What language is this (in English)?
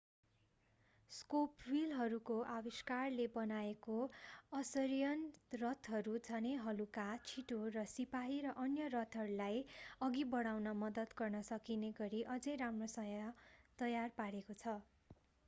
Nepali